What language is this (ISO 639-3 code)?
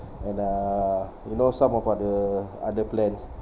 eng